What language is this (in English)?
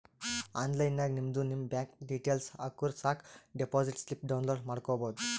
Kannada